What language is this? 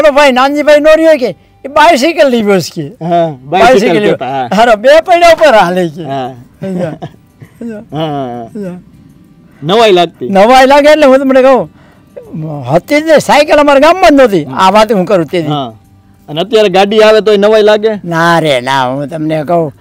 Gujarati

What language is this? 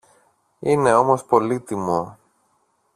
Greek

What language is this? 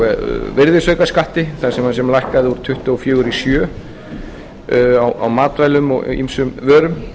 Icelandic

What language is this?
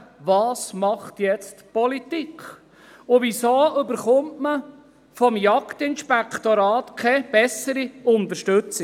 Swiss German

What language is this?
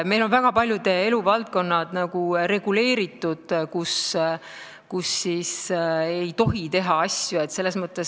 Estonian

